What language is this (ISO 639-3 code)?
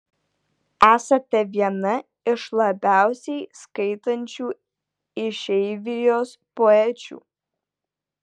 lit